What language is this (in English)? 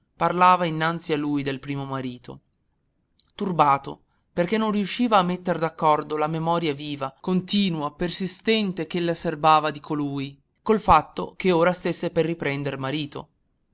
Italian